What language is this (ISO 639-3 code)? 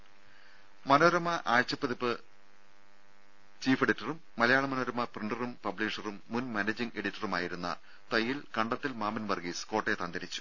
mal